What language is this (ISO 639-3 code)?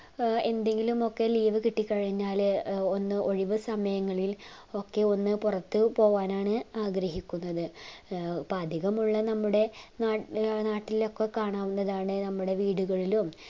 mal